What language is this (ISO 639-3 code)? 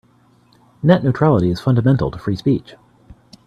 eng